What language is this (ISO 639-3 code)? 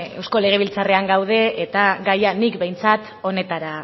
eus